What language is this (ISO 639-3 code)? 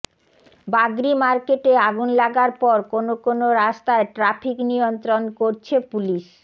ben